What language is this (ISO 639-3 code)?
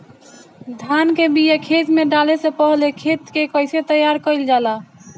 bho